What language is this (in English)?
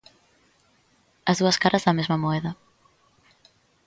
Galician